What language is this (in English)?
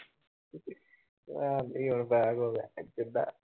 Punjabi